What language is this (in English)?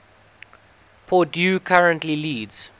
English